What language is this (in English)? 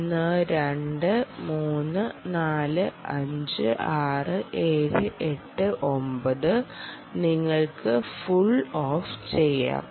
Malayalam